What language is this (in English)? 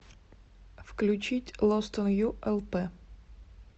Russian